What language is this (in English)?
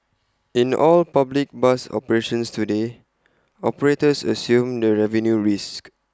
English